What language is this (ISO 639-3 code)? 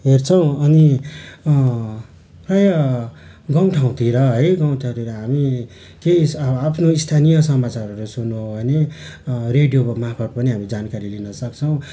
nep